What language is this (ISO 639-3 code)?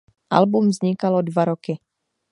ces